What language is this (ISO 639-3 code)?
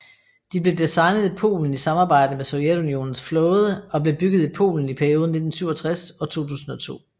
dan